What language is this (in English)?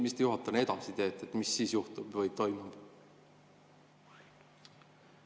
Estonian